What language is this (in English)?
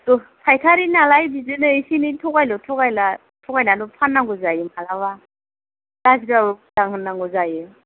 Bodo